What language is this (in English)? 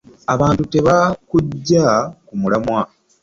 Ganda